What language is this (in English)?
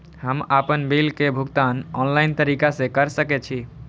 Maithili